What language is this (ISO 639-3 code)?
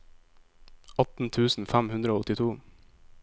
nor